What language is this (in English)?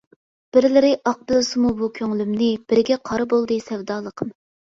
Uyghur